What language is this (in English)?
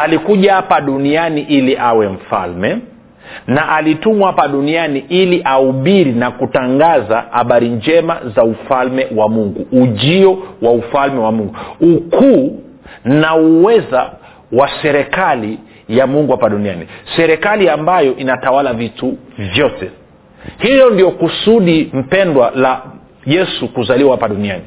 Swahili